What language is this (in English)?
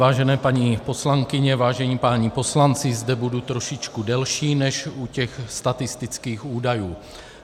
Czech